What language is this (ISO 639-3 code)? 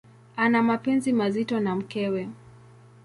swa